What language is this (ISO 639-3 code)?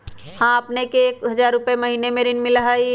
mag